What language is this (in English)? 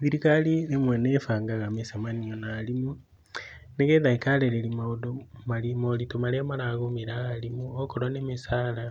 Kikuyu